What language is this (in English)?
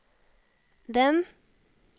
Norwegian